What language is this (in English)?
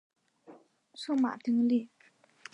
Chinese